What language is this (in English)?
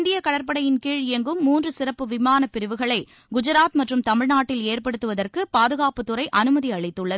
Tamil